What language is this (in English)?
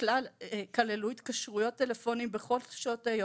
Hebrew